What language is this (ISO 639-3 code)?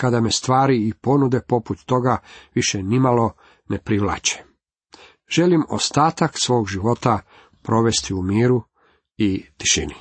hrv